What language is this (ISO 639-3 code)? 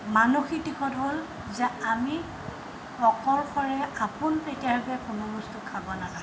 asm